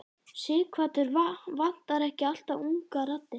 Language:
Icelandic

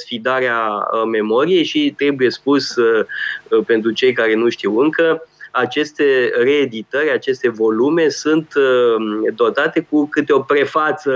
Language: Romanian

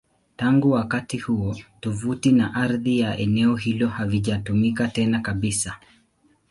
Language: Swahili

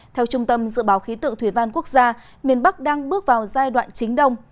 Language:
Vietnamese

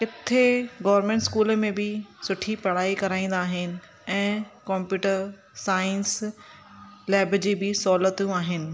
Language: Sindhi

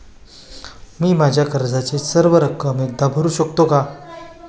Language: Marathi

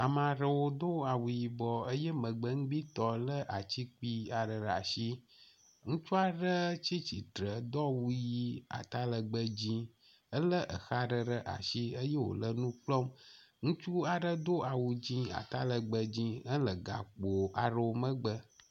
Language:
Ewe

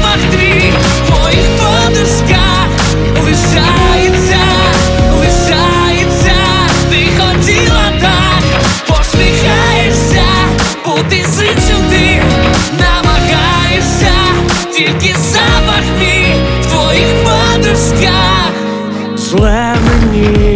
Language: Ukrainian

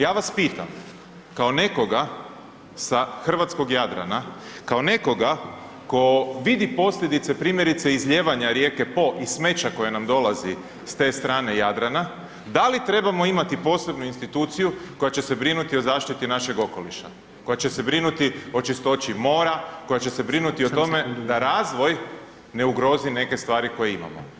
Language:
Croatian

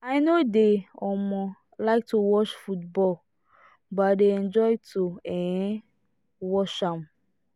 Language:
Nigerian Pidgin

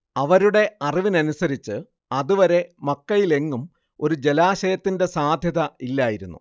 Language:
Malayalam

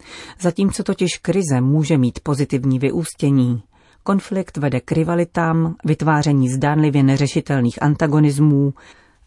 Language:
Czech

